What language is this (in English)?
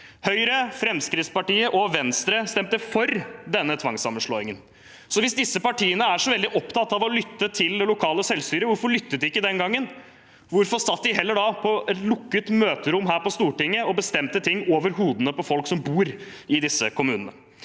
Norwegian